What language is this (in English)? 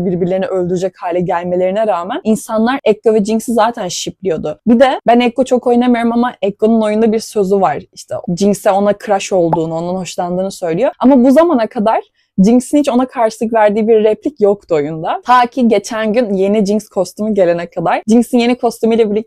Turkish